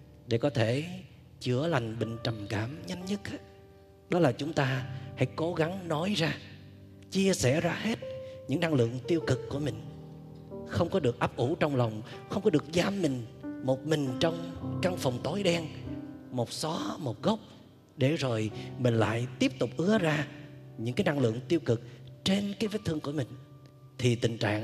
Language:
Vietnamese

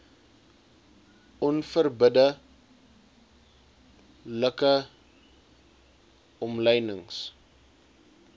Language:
Afrikaans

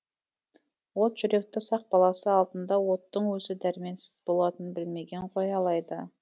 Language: Kazakh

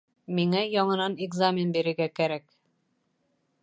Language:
Bashkir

